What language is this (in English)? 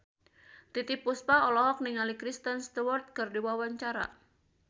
Sundanese